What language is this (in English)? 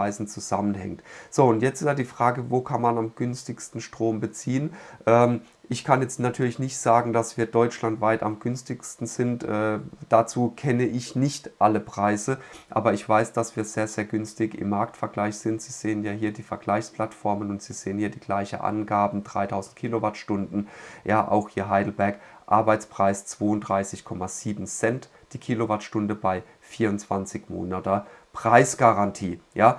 German